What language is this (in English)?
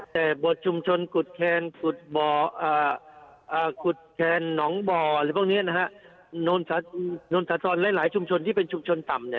Thai